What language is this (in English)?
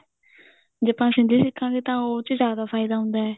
Punjabi